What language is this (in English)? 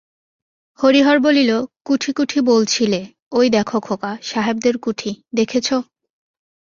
Bangla